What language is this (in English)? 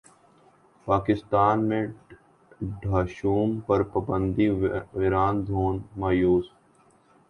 Urdu